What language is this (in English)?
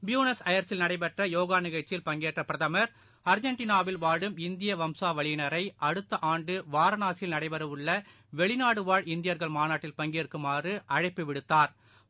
Tamil